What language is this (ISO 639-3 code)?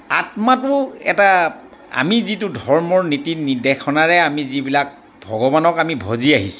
asm